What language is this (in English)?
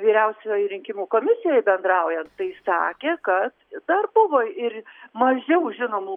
Lithuanian